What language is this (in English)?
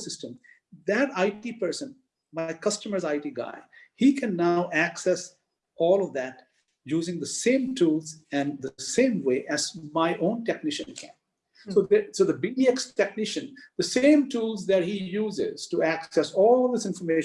English